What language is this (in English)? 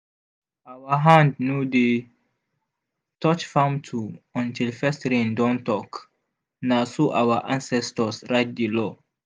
Nigerian Pidgin